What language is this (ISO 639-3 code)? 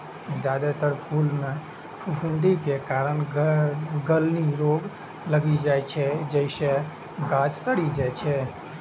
mai